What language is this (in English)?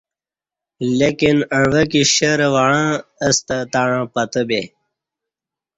Kati